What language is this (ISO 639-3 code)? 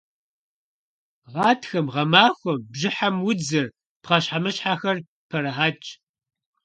kbd